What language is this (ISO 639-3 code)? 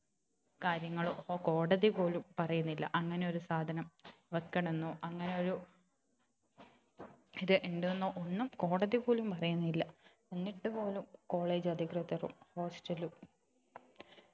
mal